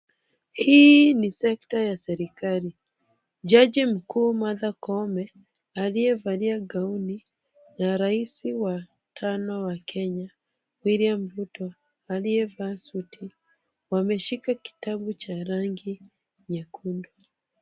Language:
Swahili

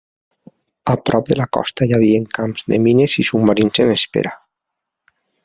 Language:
Catalan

